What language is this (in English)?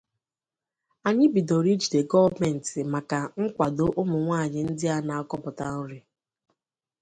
Igbo